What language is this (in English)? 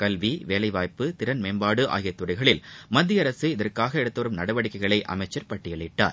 Tamil